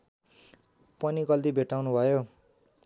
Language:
Nepali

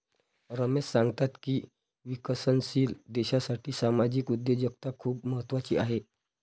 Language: Marathi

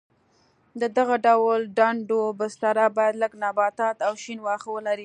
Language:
Pashto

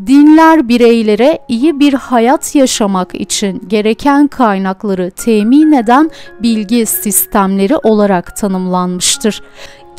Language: Turkish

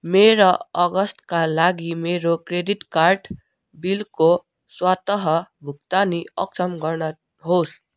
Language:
Nepali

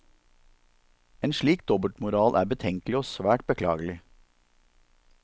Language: Norwegian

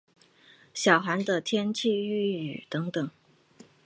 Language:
Chinese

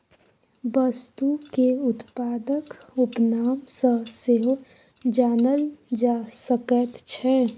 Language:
Maithili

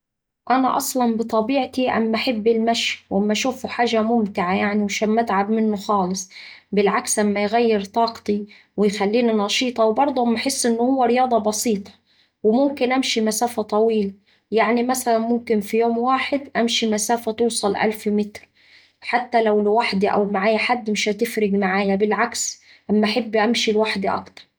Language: Saidi Arabic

